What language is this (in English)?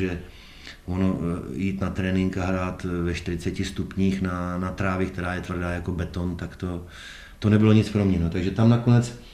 Czech